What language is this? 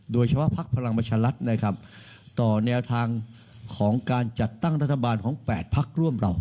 Thai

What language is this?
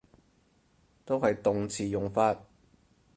Cantonese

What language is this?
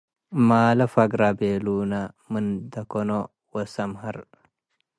Tigre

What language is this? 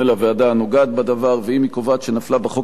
Hebrew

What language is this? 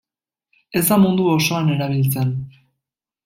Basque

